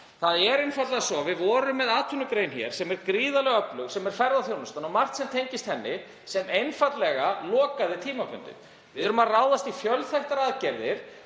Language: Icelandic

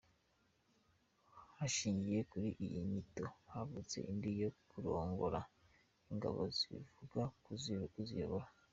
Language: Kinyarwanda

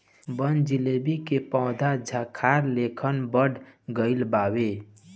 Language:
Bhojpuri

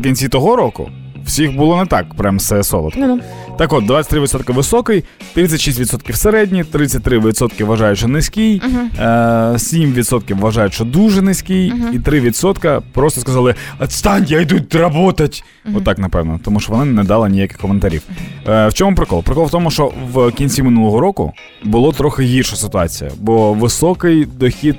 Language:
Ukrainian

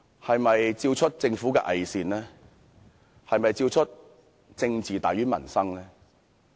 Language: Cantonese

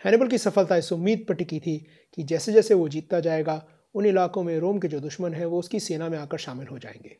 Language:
Hindi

